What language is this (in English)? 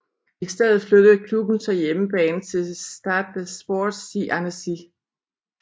Danish